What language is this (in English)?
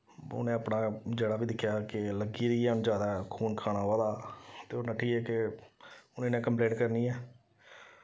Dogri